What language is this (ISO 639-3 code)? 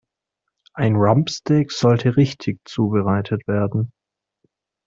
deu